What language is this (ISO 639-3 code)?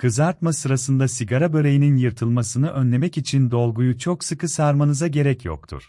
tur